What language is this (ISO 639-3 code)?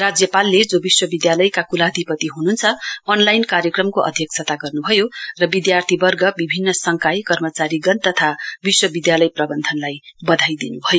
nep